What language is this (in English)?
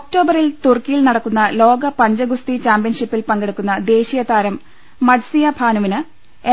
Malayalam